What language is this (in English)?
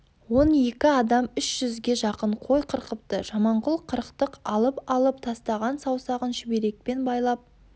Kazakh